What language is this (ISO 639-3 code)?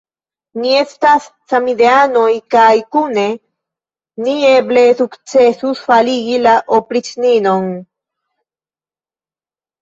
epo